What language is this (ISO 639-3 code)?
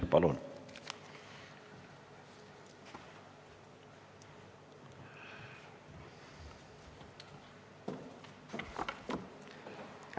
est